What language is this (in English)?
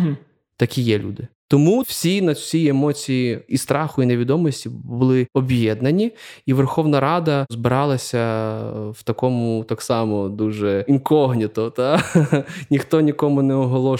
Ukrainian